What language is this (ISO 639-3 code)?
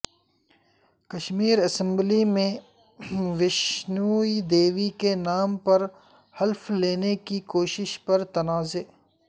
urd